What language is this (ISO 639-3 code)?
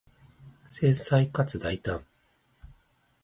jpn